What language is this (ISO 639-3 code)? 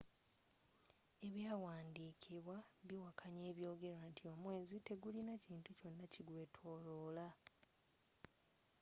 lug